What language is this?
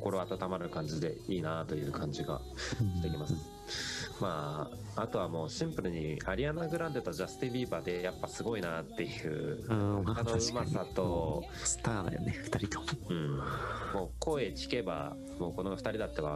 Japanese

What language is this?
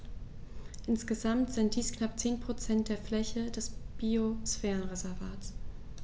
German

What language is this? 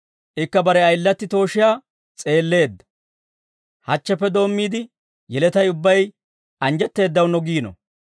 Dawro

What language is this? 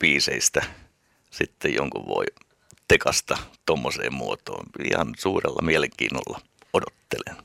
Finnish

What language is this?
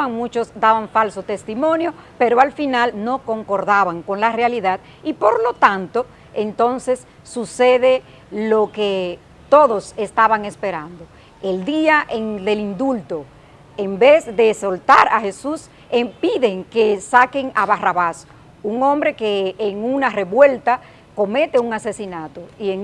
Spanish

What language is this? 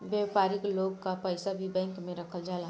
Bhojpuri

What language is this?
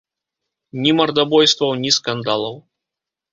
Belarusian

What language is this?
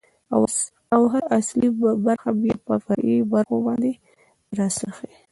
Pashto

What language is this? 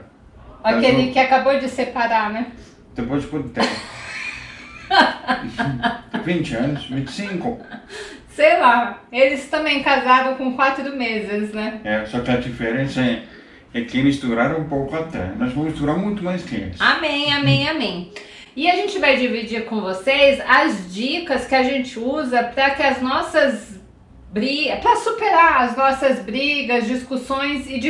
Portuguese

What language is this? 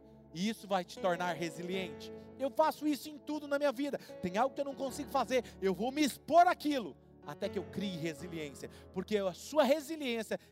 Portuguese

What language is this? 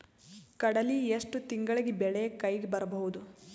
Kannada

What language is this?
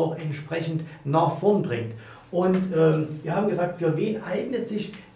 German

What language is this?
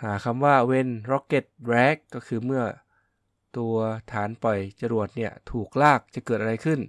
Thai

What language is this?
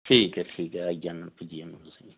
Dogri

